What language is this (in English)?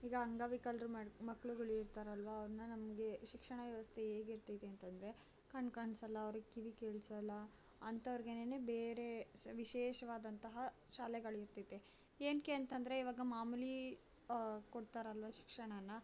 Kannada